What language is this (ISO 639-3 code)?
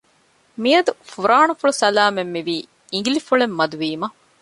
div